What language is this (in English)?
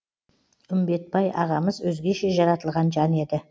Kazakh